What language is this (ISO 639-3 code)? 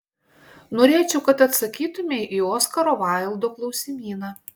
lit